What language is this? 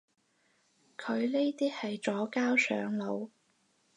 Cantonese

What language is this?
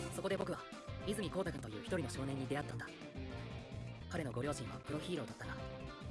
Italian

